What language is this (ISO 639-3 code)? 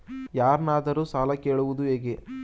kan